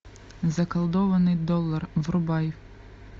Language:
Russian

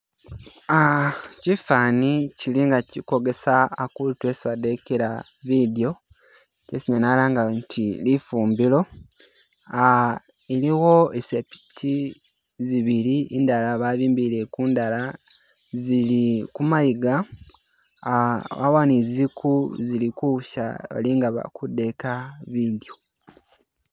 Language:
Masaaba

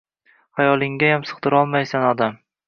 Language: Uzbek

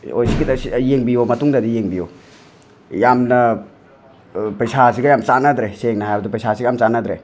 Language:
Manipuri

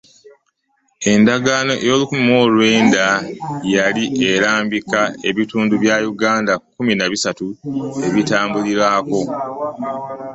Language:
Ganda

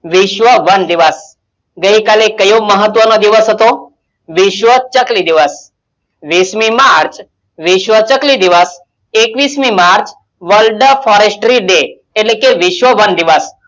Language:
Gujarati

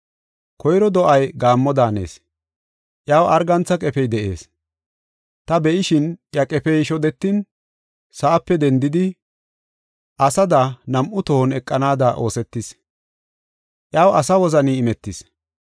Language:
Gofa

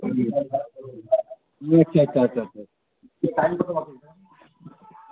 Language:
Bangla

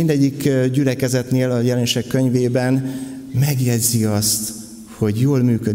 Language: Hungarian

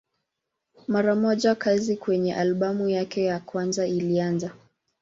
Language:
Swahili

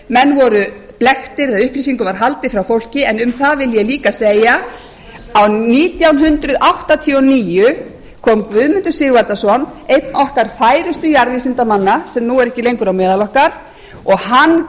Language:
Icelandic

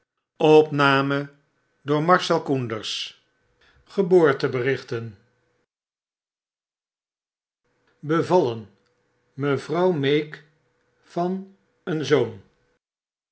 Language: Dutch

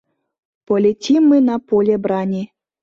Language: Mari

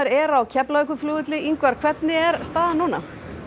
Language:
Icelandic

